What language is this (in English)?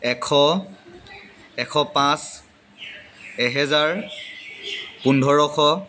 Assamese